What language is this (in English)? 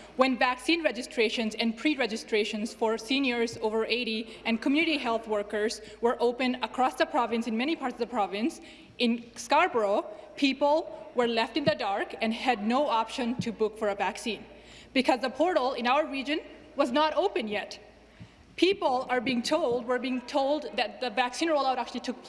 English